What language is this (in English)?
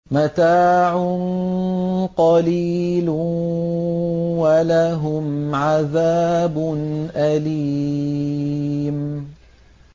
Arabic